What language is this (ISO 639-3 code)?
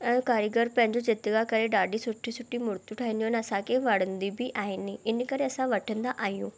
snd